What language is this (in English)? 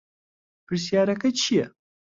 Central Kurdish